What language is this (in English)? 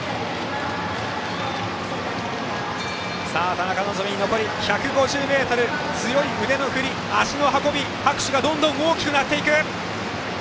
Japanese